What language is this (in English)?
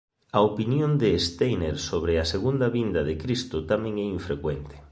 Galician